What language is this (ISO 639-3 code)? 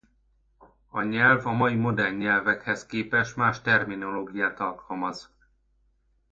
hun